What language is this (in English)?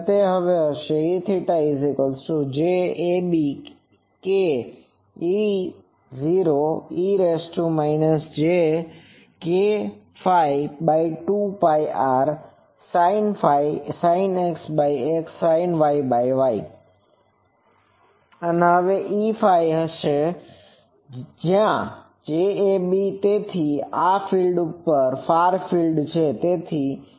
Gujarati